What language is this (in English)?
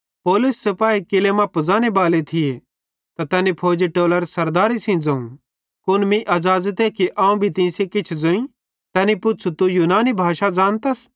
Bhadrawahi